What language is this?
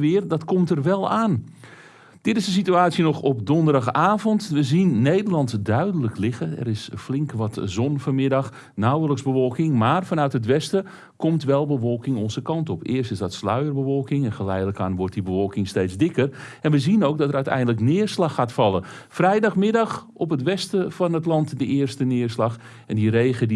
Dutch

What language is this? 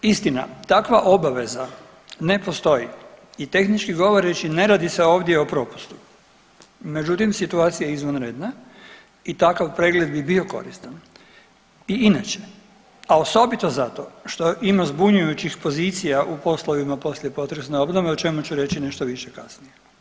Croatian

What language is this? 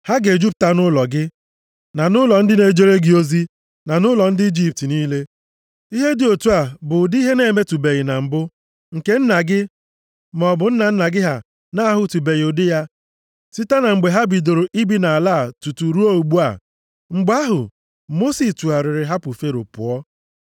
Igbo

